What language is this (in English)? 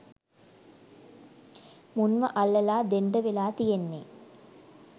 Sinhala